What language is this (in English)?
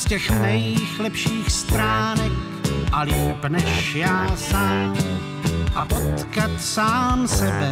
Czech